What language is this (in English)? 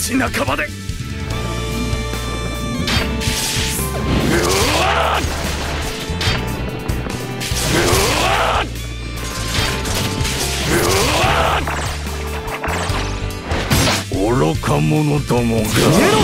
Japanese